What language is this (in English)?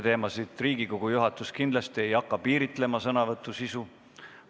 Estonian